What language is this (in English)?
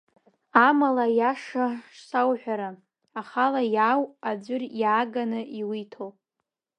Abkhazian